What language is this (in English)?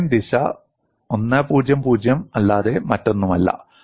Malayalam